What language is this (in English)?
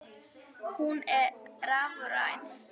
Icelandic